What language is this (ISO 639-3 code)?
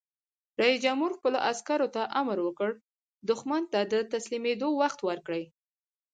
pus